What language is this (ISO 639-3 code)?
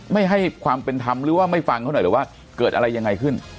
tha